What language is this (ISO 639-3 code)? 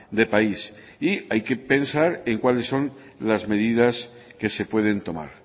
spa